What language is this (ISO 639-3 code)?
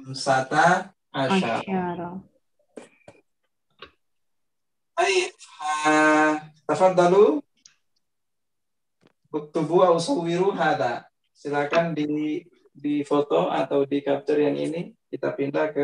ind